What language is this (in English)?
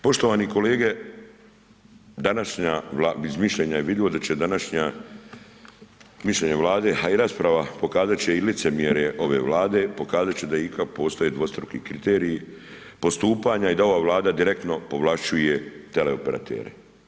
Croatian